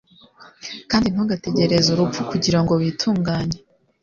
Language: Kinyarwanda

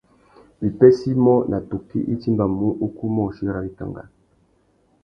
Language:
Tuki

